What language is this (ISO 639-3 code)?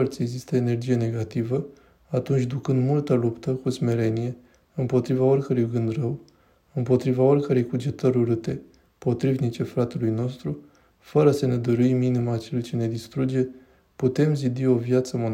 ron